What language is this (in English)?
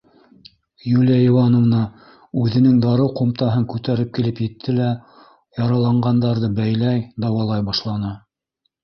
Bashkir